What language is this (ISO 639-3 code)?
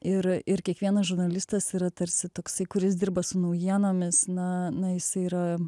lit